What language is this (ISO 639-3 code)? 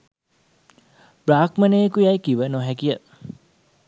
sin